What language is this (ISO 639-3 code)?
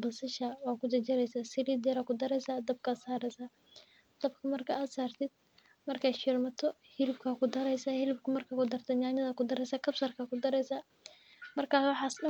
som